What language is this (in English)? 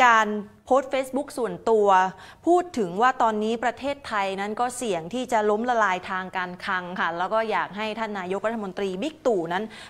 Thai